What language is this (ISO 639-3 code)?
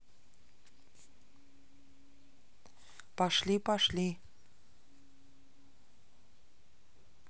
rus